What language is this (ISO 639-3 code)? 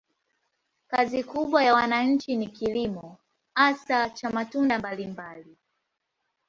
swa